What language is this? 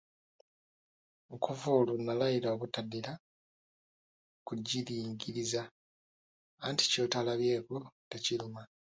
Ganda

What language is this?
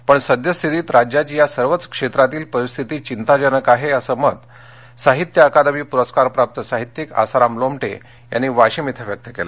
Marathi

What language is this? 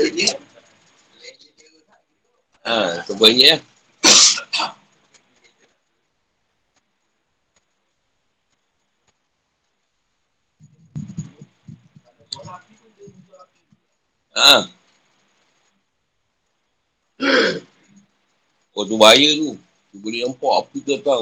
Malay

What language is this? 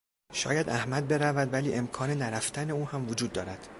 Persian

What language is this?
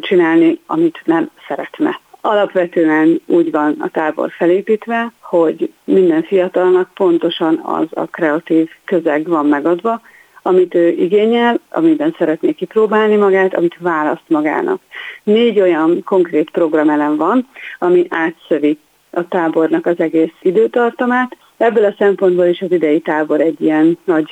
Hungarian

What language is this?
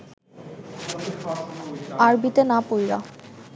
Bangla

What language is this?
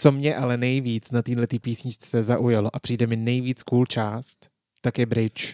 Czech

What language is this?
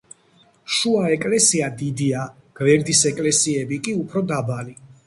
Georgian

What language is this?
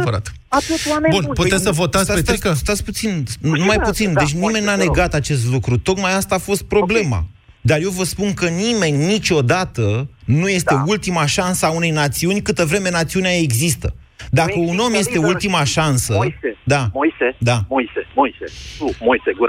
Romanian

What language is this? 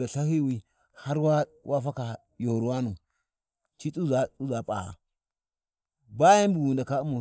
Warji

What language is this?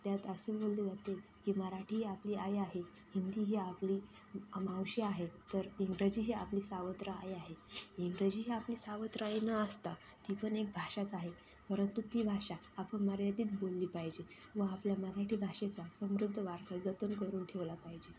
Marathi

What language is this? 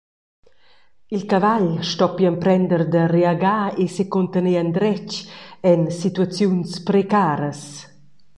Romansh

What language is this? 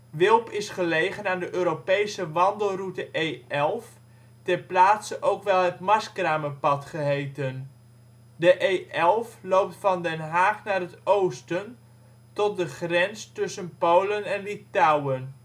Dutch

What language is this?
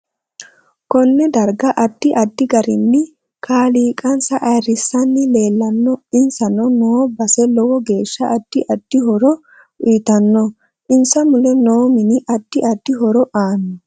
Sidamo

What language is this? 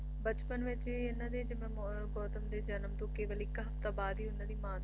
Punjabi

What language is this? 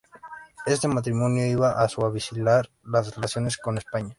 Spanish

